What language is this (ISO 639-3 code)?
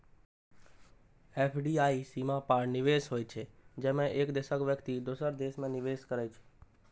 mai